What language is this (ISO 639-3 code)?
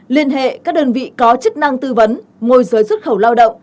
vie